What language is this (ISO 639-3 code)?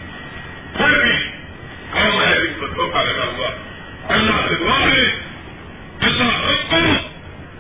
urd